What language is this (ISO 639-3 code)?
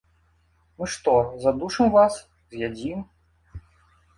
bel